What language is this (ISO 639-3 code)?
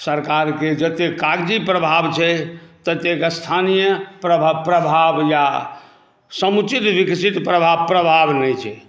mai